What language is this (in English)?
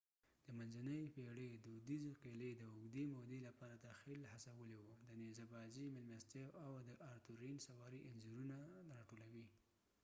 Pashto